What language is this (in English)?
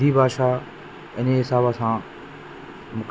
Sindhi